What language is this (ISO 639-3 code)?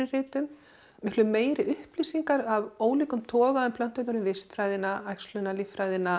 isl